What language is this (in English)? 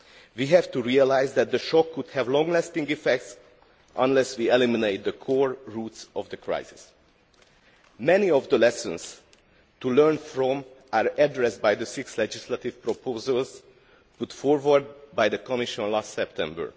English